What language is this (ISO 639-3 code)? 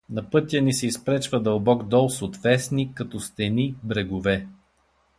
bul